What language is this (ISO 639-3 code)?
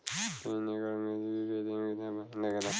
bho